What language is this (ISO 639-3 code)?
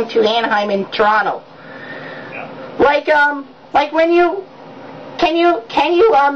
eng